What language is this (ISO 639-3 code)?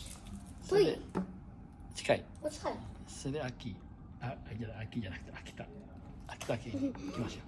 jpn